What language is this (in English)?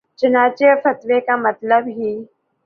Urdu